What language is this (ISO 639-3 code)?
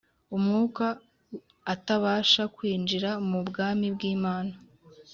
kin